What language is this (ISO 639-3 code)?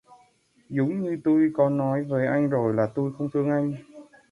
vie